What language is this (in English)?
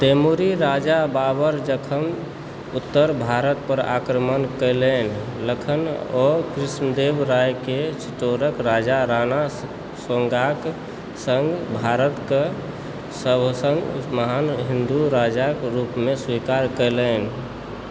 Maithili